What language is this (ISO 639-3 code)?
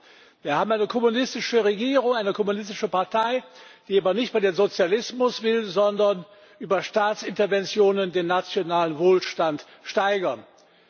deu